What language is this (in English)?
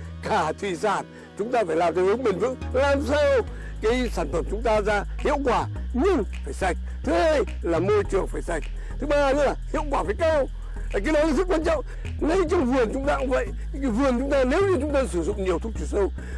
Vietnamese